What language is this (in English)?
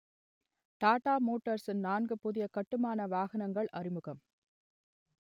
Tamil